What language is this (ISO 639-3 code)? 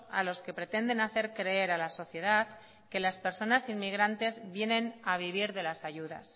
spa